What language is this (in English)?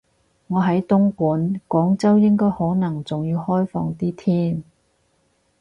Cantonese